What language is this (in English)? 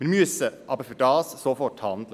Swiss German